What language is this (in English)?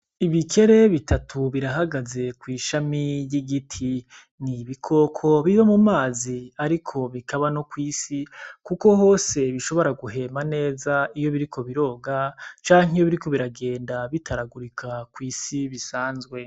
Rundi